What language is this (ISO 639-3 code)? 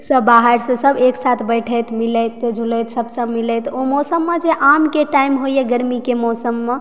mai